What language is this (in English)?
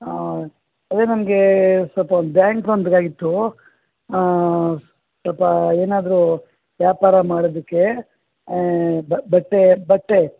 Kannada